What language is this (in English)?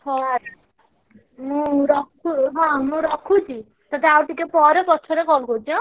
Odia